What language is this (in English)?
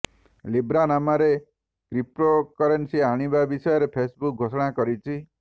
Odia